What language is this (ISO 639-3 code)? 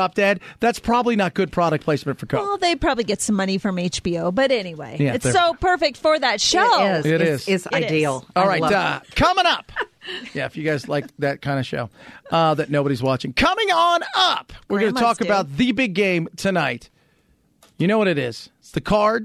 eng